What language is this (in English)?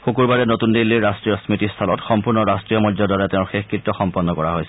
Assamese